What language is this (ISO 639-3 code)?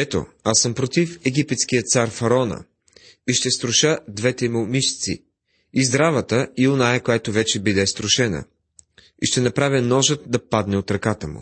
bul